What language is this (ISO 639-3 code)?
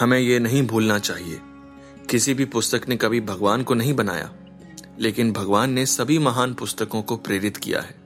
hin